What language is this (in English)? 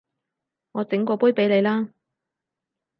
Cantonese